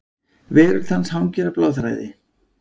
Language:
Icelandic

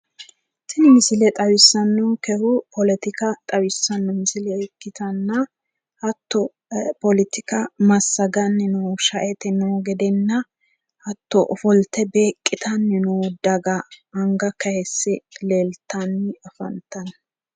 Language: Sidamo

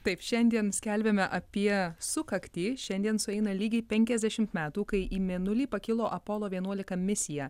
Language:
Lithuanian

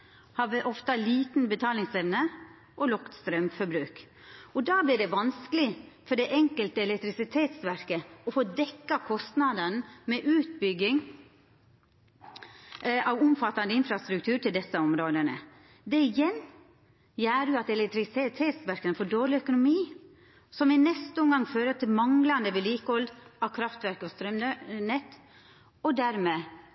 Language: Norwegian Nynorsk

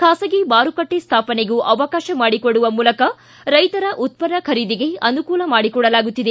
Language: Kannada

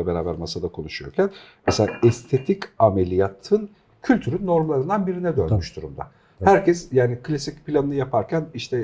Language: Turkish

